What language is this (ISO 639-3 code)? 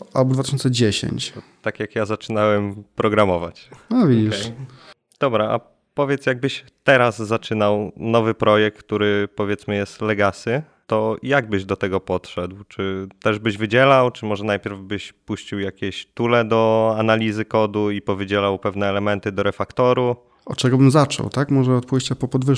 pol